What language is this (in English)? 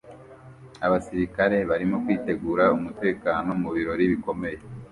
Kinyarwanda